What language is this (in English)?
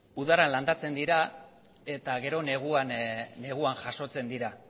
Basque